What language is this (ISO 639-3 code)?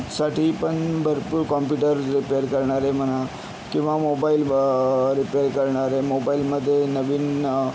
mar